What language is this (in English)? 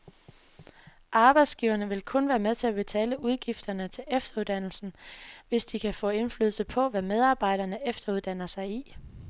Danish